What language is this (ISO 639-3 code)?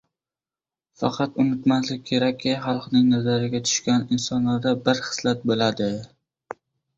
uzb